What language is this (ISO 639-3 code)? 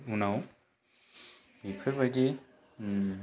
brx